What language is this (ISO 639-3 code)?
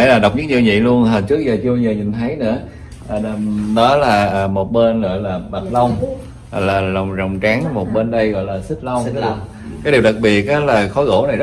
vie